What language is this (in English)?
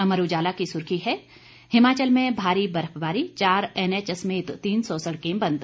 Hindi